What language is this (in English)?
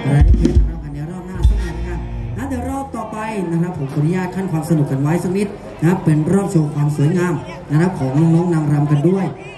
Thai